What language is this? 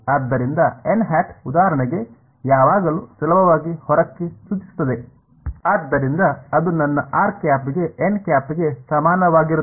Kannada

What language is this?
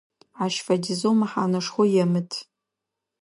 Adyghe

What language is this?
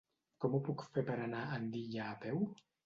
Catalan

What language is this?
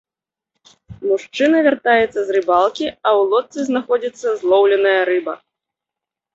Belarusian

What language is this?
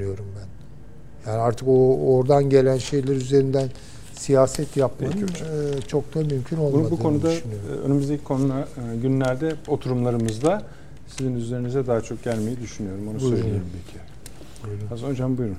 Turkish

